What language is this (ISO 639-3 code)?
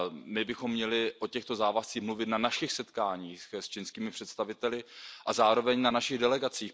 ces